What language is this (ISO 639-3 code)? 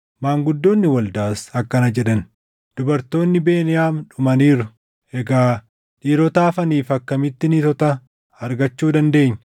orm